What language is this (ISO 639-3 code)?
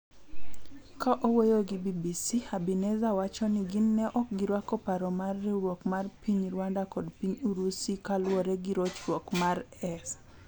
luo